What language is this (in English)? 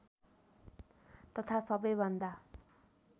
Nepali